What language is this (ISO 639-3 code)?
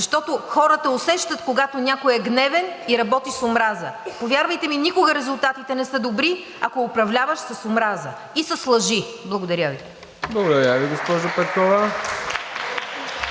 bul